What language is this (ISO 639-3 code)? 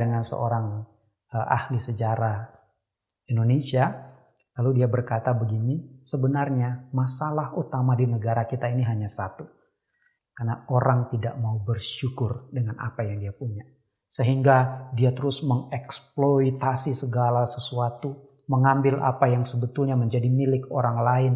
ind